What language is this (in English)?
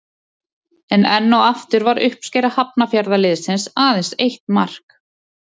Icelandic